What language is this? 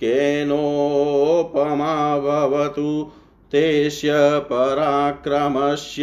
Hindi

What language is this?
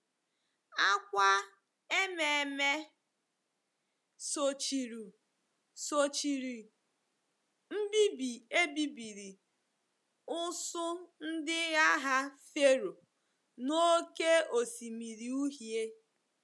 Igbo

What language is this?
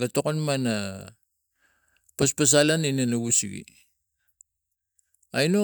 Tigak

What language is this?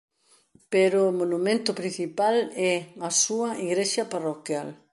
Galician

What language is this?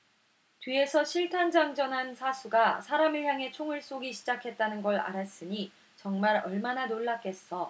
Korean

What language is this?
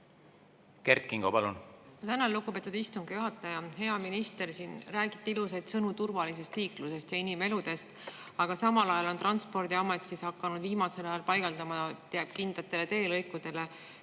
Estonian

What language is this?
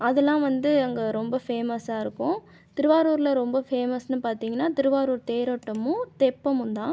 Tamil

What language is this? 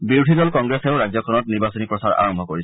Assamese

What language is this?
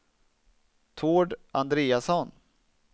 Swedish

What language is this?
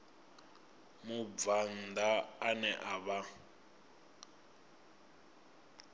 Venda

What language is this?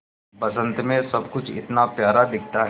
Hindi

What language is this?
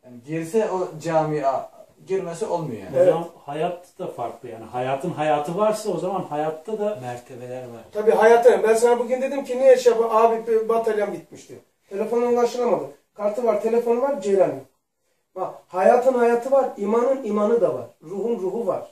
Turkish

